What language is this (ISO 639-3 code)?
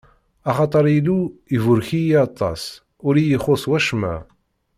kab